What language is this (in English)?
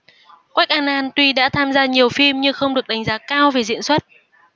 Vietnamese